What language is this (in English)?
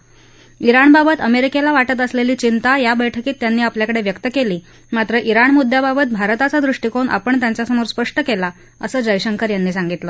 Marathi